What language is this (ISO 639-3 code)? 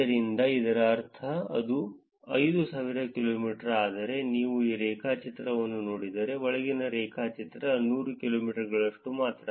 kan